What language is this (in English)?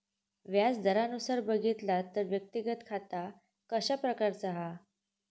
Marathi